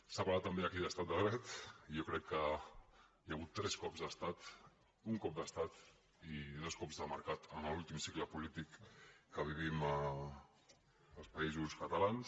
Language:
Catalan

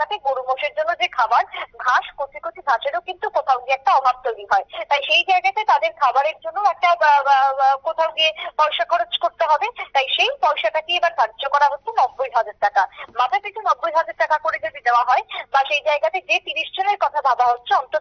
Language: Bangla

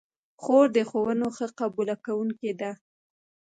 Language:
Pashto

